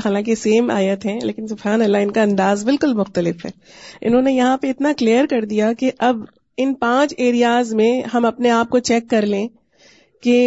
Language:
Urdu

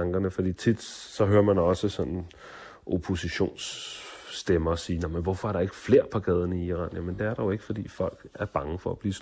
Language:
Danish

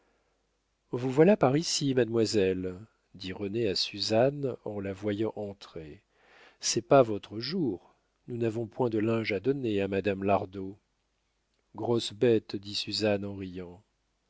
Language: French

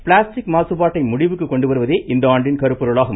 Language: Tamil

